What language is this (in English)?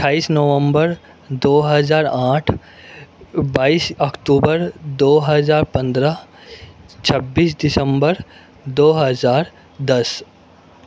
Urdu